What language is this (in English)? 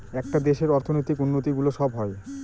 Bangla